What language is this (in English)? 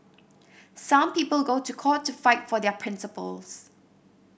English